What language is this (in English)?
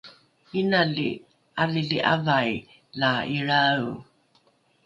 Rukai